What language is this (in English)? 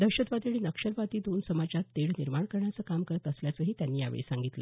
Marathi